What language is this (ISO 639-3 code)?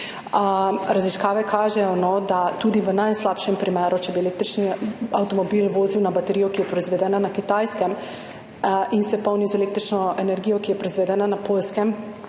slv